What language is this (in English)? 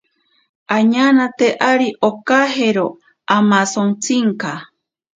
Ashéninka Perené